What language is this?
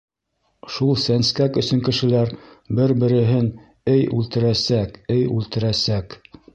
Bashkir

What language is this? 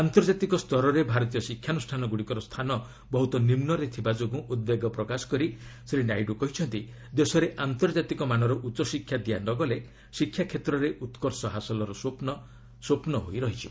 Odia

